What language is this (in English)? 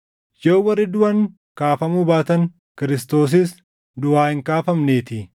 Oromo